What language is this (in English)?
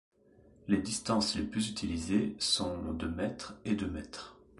French